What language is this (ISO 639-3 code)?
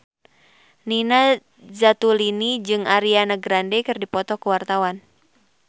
sun